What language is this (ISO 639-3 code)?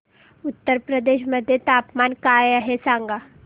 mar